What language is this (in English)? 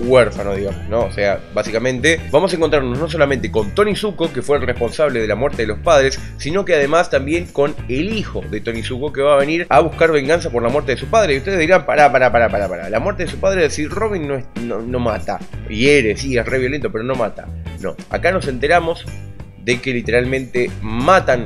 Spanish